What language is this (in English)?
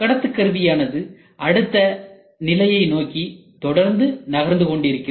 Tamil